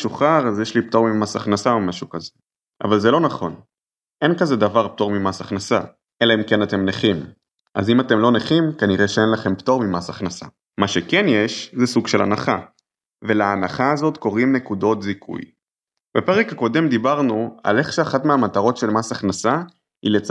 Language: Hebrew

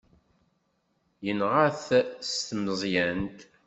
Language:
Kabyle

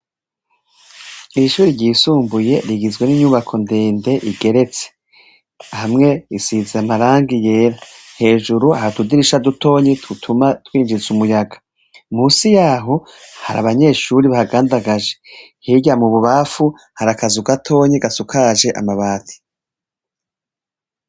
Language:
Rundi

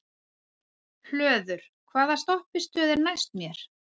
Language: Icelandic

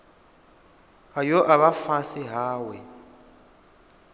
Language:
Venda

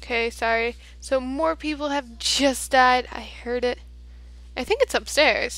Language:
English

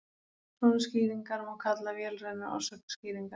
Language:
Icelandic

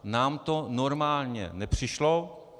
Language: Czech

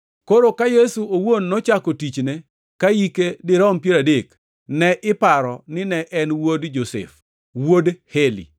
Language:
Luo (Kenya and Tanzania)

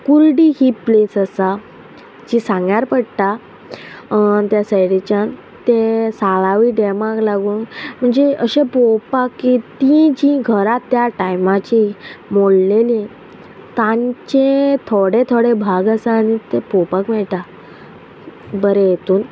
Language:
Konkani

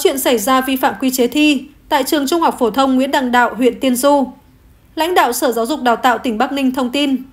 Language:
Vietnamese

